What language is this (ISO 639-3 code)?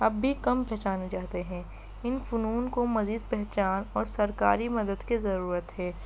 urd